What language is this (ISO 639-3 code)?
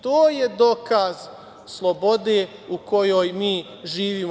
srp